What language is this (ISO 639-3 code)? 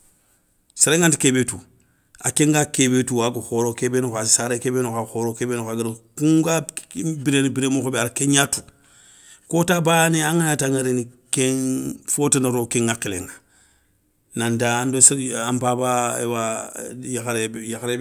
snk